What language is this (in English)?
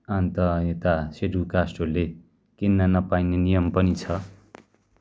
Nepali